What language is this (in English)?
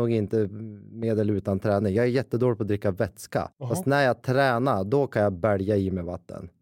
Swedish